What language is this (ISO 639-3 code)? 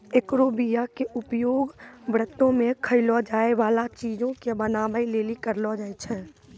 mai